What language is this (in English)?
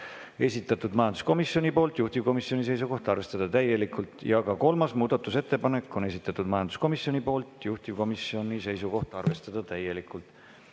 Estonian